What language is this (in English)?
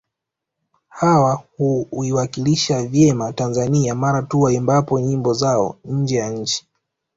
Swahili